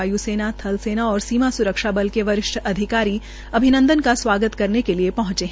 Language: Hindi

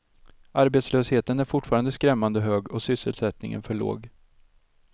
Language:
Swedish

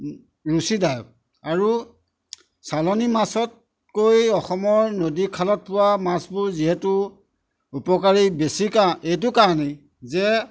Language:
Assamese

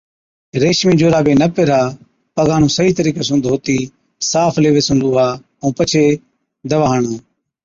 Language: Od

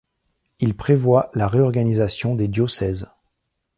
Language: French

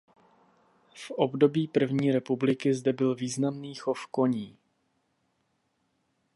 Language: Czech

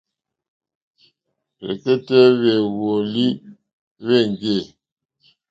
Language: Mokpwe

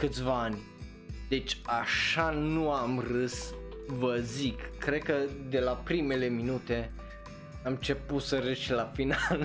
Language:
Romanian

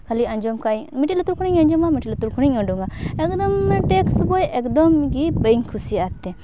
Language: Santali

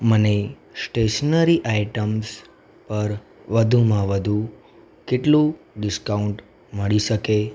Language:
Gujarati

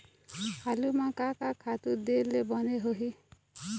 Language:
Chhattisgarhi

